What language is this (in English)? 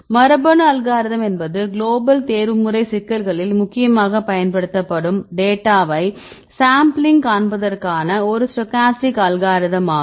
Tamil